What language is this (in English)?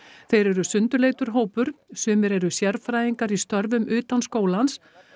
Icelandic